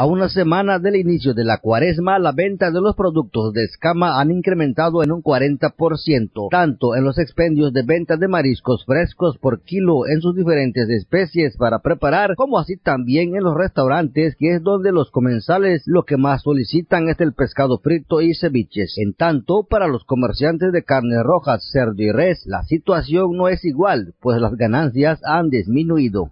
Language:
Spanish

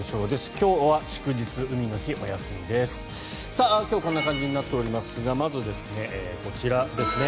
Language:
Japanese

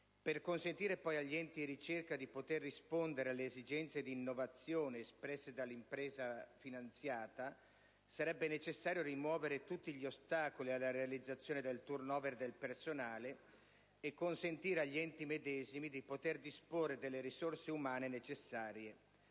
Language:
Italian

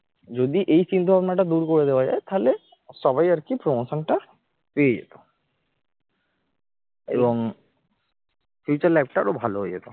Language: Bangla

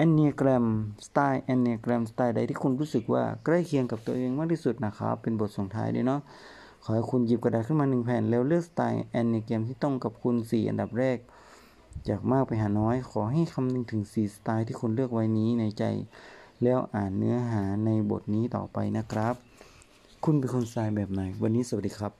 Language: Thai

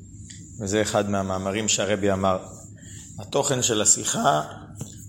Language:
Hebrew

